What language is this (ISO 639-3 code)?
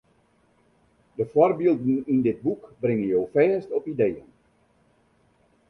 fry